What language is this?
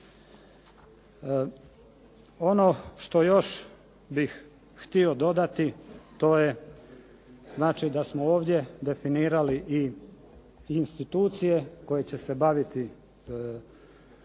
Croatian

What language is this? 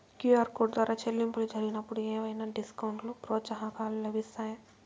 Telugu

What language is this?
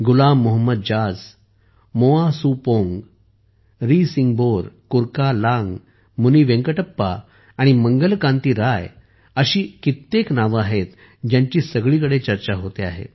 Marathi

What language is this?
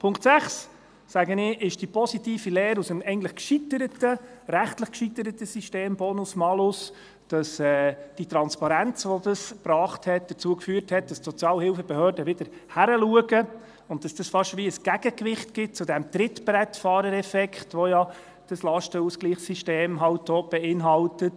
Swiss German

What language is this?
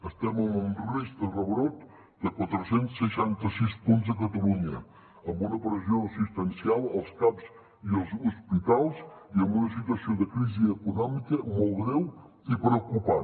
Catalan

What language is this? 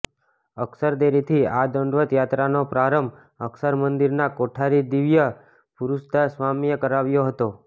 Gujarati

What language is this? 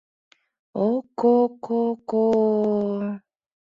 Mari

